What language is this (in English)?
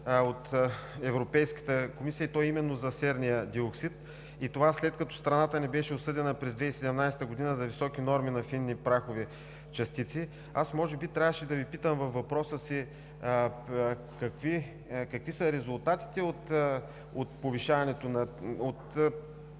Bulgarian